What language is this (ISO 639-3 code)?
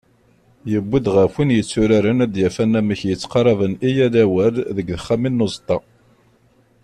kab